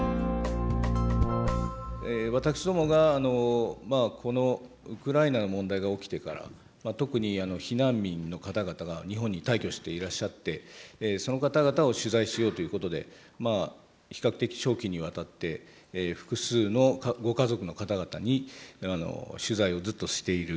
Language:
Japanese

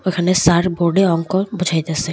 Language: Bangla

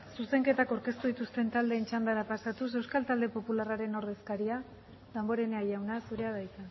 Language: Basque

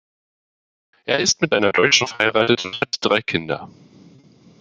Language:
German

